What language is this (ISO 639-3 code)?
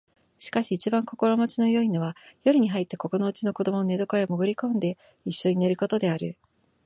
jpn